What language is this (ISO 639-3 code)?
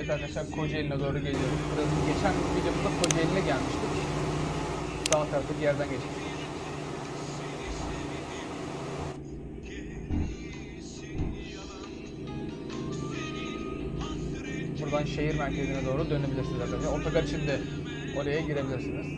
tur